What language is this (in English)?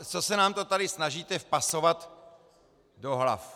Czech